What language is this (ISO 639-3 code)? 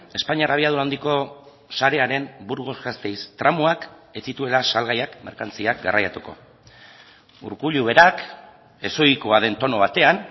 eus